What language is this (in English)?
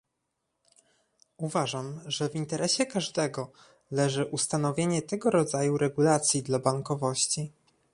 Polish